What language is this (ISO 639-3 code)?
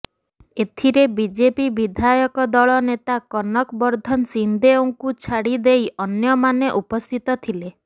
ori